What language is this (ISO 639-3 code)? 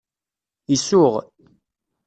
kab